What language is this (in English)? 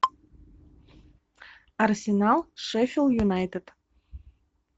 Russian